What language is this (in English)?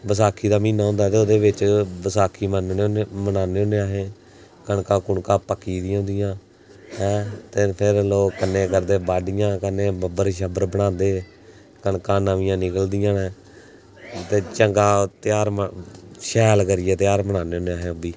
Dogri